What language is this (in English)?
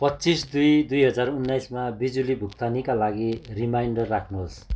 Nepali